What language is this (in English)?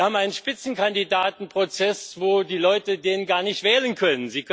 German